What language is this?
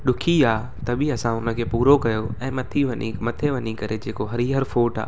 Sindhi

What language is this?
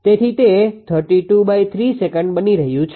Gujarati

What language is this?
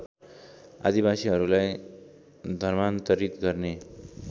Nepali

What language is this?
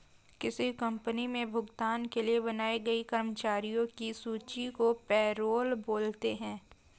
Hindi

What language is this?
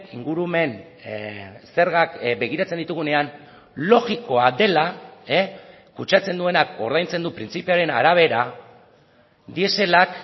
Basque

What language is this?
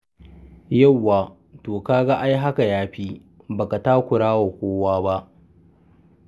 Hausa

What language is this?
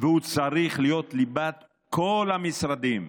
Hebrew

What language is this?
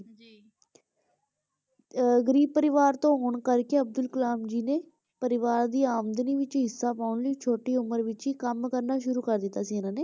Punjabi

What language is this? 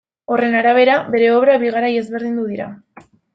Basque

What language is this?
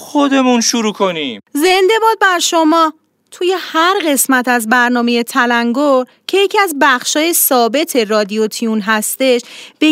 Persian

